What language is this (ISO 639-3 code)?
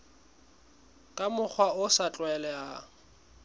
sot